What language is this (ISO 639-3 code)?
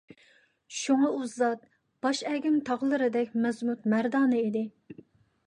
uig